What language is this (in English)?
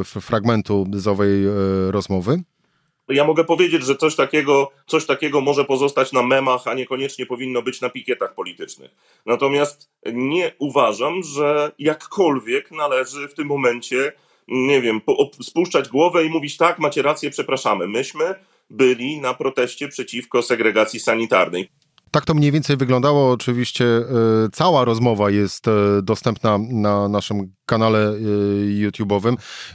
Polish